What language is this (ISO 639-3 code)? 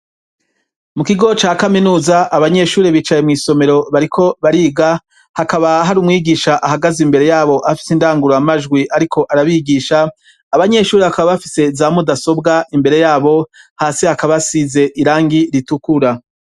run